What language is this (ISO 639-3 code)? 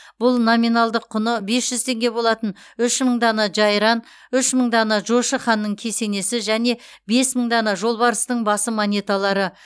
kaz